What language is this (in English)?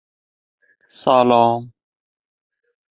Uzbek